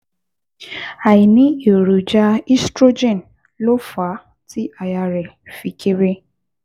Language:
Yoruba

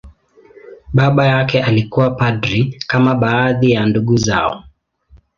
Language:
Swahili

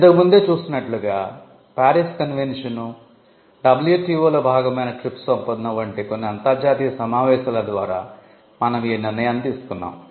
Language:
Telugu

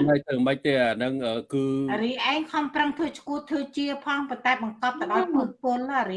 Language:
Vietnamese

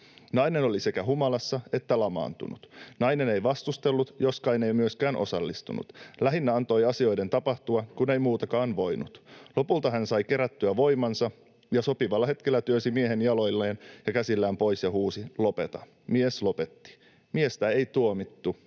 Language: Finnish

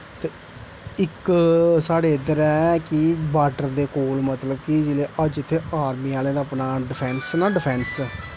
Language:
Dogri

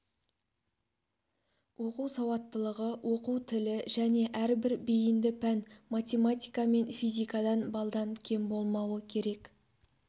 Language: Kazakh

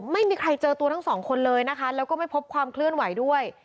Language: Thai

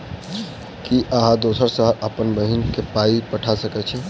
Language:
Maithili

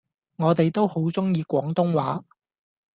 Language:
Cantonese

